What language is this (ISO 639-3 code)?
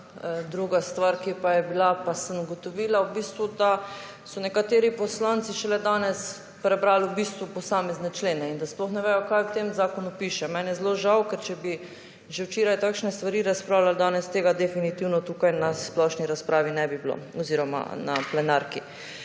slv